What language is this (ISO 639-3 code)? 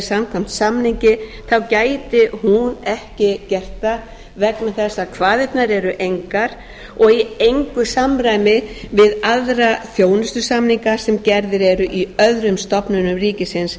isl